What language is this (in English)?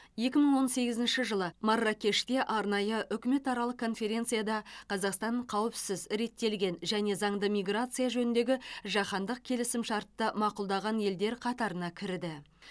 Kazakh